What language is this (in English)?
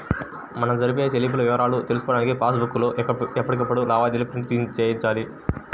Telugu